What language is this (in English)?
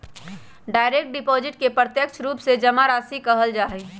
Magahi